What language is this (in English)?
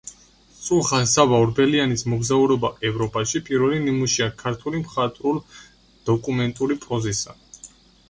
Georgian